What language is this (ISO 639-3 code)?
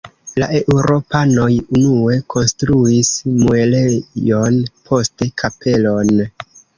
epo